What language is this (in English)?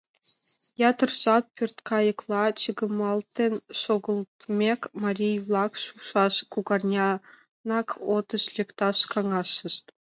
Mari